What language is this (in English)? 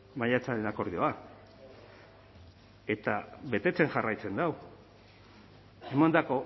Basque